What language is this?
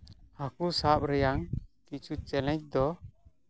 Santali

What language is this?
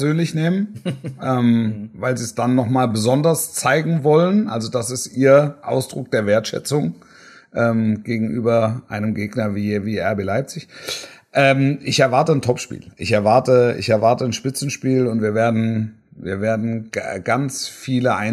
German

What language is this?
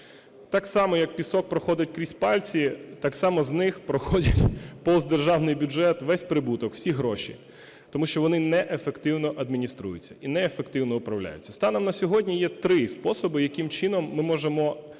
Ukrainian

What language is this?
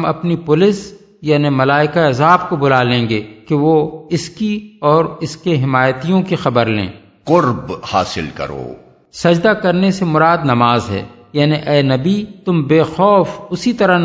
Urdu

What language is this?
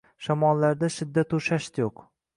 Uzbek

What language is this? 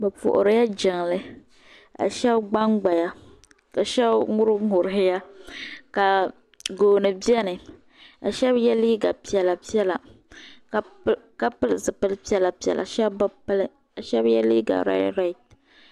Dagbani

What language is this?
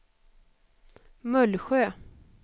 Swedish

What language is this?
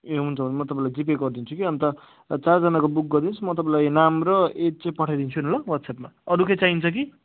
Nepali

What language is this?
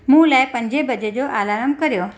Sindhi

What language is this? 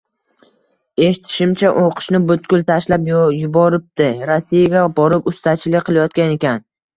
Uzbek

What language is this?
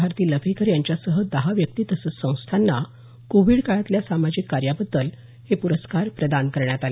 Marathi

